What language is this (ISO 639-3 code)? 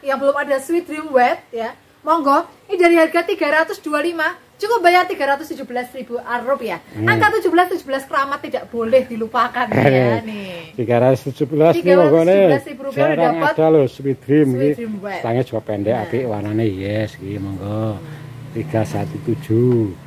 ind